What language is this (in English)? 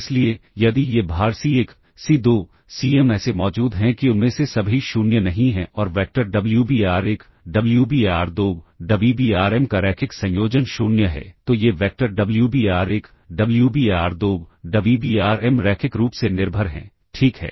Hindi